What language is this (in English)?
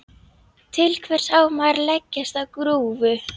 Icelandic